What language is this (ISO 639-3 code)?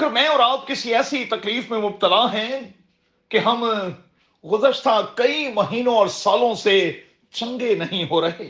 urd